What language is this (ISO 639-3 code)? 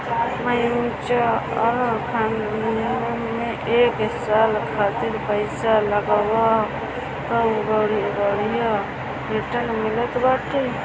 bho